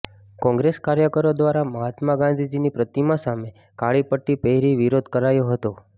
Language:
Gujarati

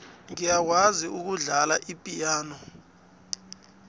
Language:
South Ndebele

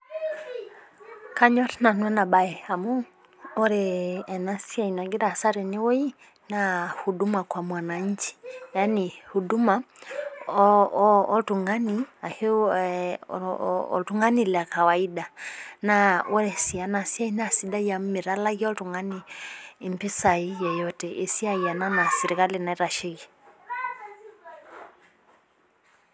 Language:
Masai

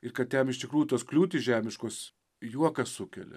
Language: Lithuanian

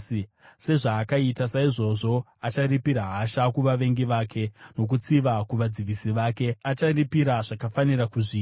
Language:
Shona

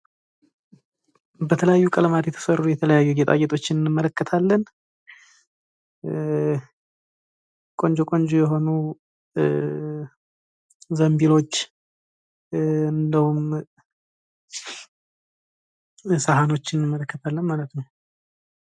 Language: Amharic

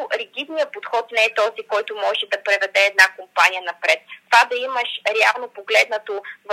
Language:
Bulgarian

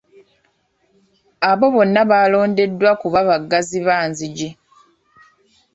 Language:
Ganda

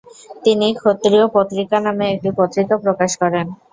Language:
Bangla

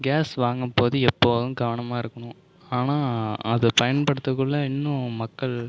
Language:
Tamil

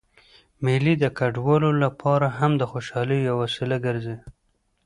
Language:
Pashto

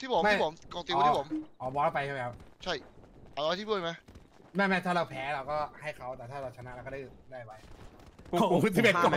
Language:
Thai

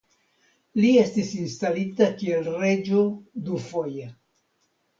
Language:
Esperanto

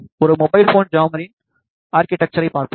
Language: Tamil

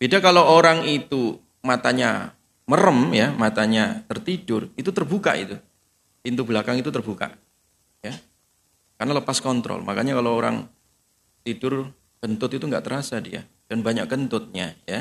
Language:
Indonesian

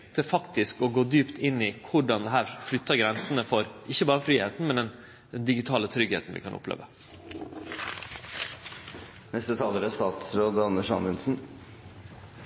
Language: Norwegian Nynorsk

